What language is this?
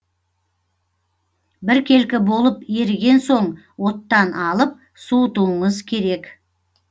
Kazakh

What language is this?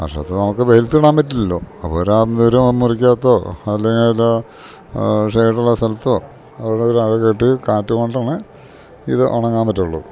Malayalam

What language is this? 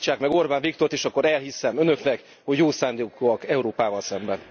Hungarian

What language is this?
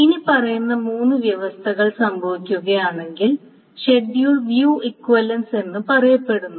Malayalam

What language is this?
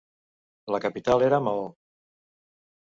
Catalan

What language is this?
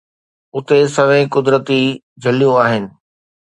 Sindhi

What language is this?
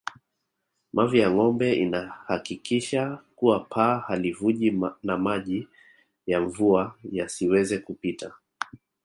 Swahili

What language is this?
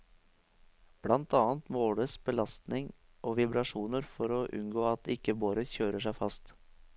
Norwegian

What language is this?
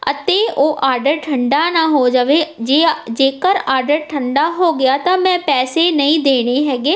Punjabi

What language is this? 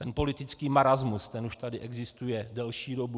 Czech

